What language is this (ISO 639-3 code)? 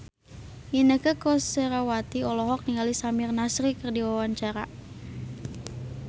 sun